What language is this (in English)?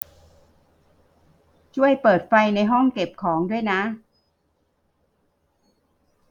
Thai